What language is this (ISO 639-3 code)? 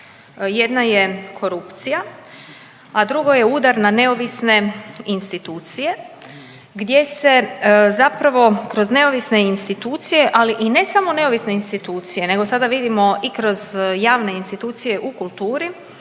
hrv